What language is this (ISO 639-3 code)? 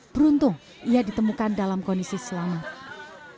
ind